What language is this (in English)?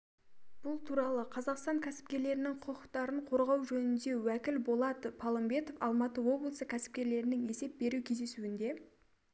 Kazakh